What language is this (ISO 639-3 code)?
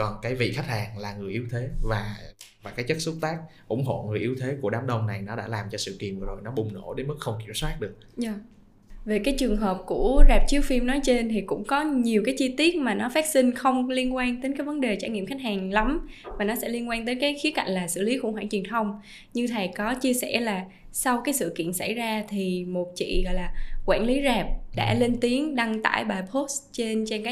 vie